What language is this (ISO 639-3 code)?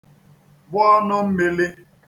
ibo